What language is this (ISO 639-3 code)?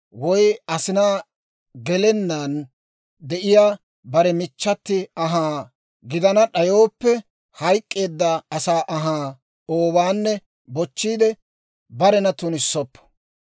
dwr